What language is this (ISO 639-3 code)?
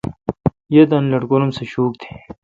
xka